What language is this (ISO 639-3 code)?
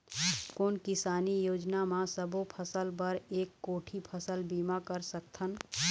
hne